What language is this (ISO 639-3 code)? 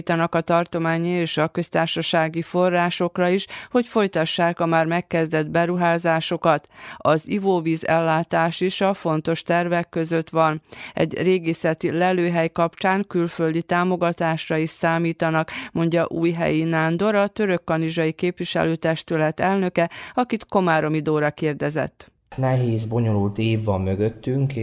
hun